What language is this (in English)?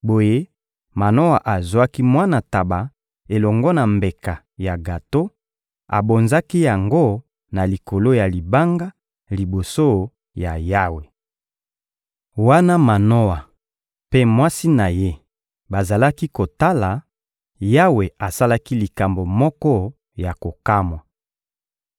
Lingala